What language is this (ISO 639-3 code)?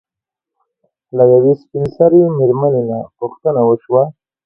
pus